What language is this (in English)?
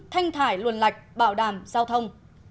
Vietnamese